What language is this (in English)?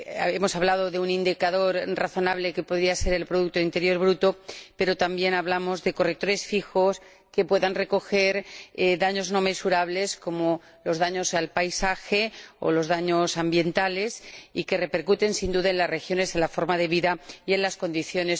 Spanish